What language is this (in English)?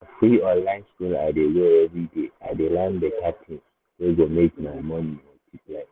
Nigerian Pidgin